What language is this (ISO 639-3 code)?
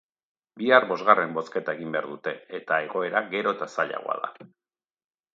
eus